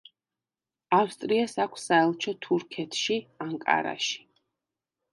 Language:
Georgian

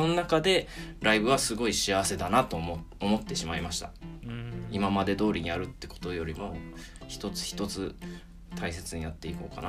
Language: Japanese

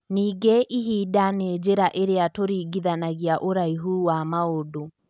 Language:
Kikuyu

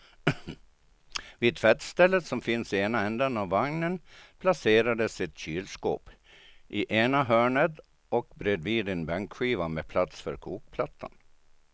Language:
Swedish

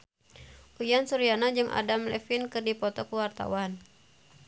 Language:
Sundanese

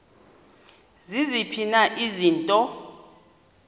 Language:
Xhosa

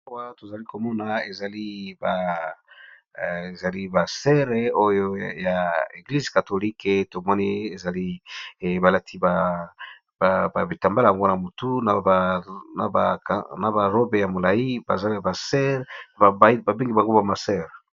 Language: Lingala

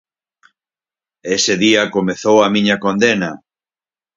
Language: Galician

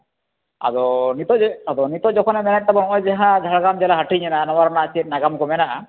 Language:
Santali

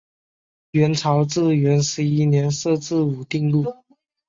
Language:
Chinese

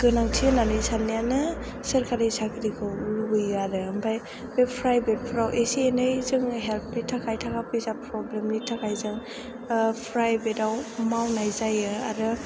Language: Bodo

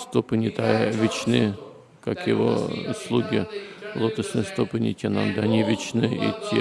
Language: Russian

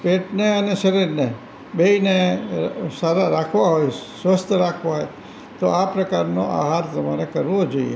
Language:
Gujarati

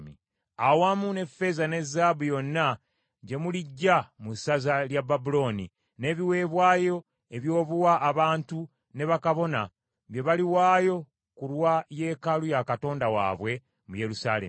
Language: Ganda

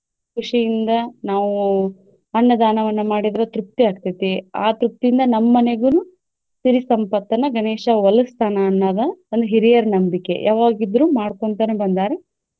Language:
Kannada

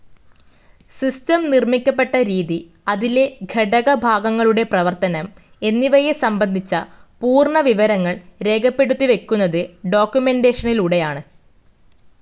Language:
Malayalam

